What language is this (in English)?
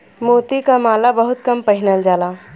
Bhojpuri